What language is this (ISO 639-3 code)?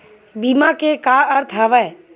hne